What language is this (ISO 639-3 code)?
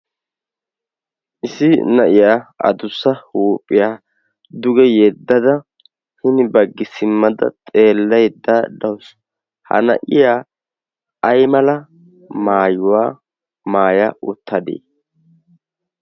wal